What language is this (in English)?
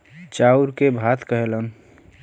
Bhojpuri